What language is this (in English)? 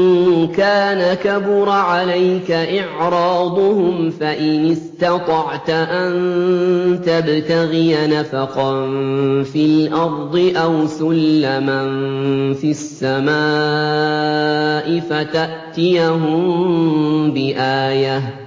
Arabic